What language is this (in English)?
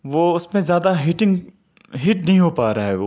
Urdu